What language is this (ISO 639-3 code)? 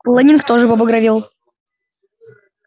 rus